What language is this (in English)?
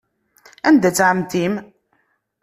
Kabyle